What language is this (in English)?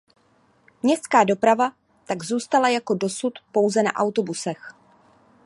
Czech